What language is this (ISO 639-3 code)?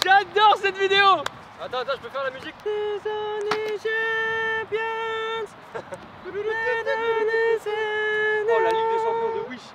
fra